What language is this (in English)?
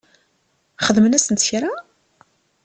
Kabyle